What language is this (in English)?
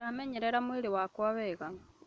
Kikuyu